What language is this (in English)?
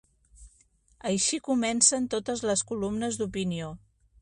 Catalan